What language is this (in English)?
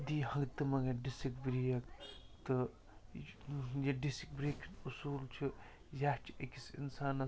Kashmiri